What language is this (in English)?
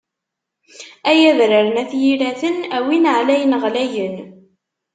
Kabyle